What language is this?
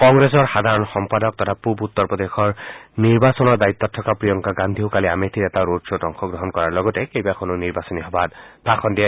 Assamese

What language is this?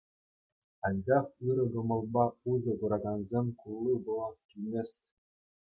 Chuvash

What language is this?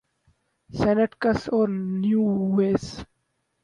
Urdu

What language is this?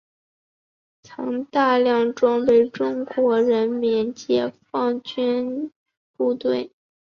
Chinese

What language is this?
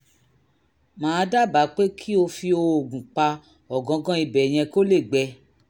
Yoruba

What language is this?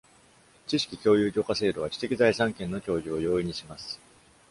Japanese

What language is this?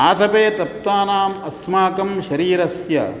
Sanskrit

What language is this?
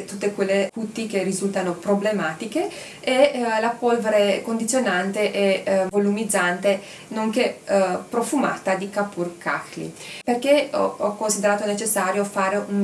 Italian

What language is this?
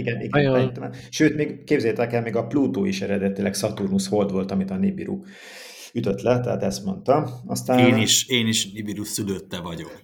Hungarian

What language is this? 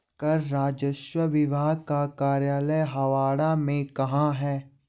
Hindi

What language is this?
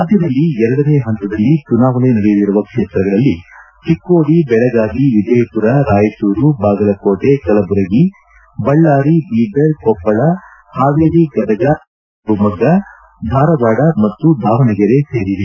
Kannada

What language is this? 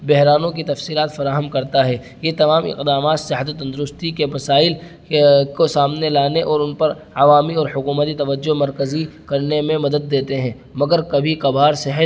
Urdu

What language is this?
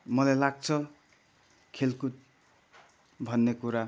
Nepali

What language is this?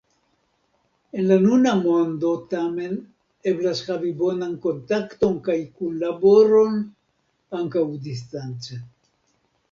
Esperanto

